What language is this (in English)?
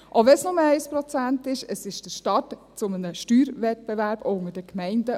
Swiss German